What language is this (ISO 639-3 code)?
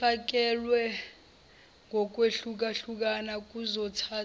zul